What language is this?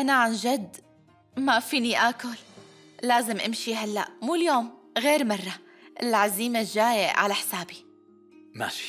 Arabic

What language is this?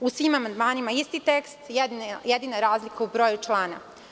Serbian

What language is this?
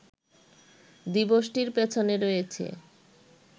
Bangla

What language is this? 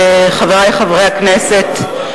Hebrew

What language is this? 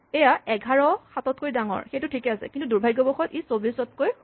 Assamese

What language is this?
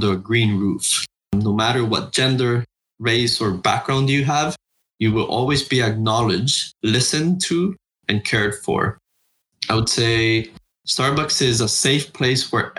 English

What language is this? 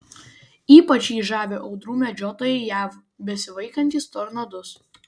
Lithuanian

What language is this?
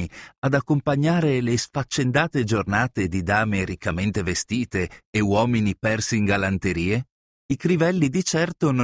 Italian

